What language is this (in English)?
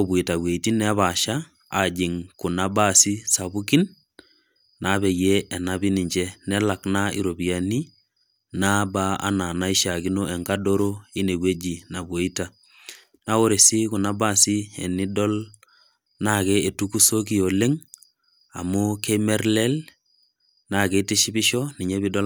Masai